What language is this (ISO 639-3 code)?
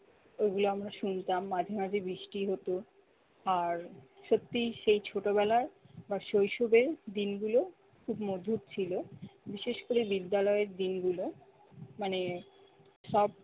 ben